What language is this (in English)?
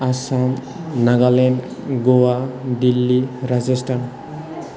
Bodo